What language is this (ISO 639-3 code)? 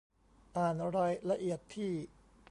tha